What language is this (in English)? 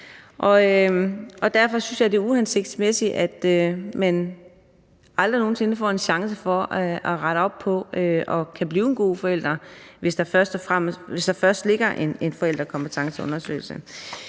Danish